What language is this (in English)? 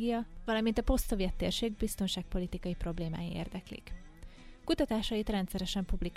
Hungarian